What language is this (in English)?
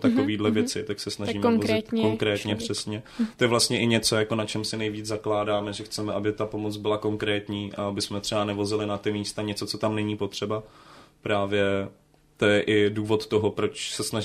Czech